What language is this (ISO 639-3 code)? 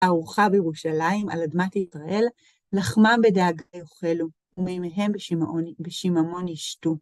heb